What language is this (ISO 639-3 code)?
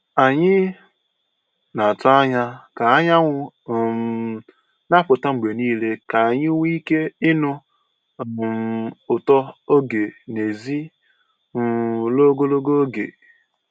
ibo